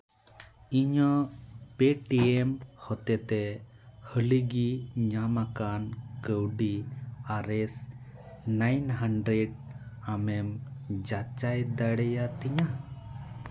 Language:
Santali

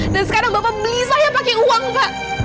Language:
Indonesian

